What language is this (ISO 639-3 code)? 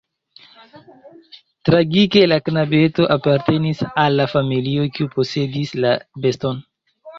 epo